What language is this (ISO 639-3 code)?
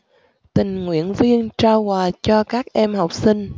vie